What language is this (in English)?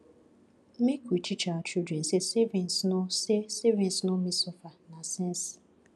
Nigerian Pidgin